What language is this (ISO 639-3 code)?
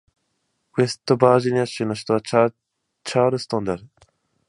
jpn